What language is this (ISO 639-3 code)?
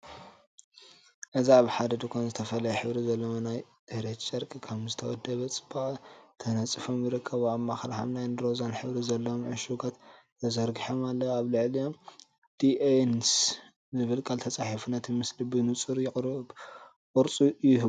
tir